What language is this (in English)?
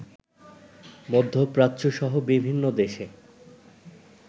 Bangla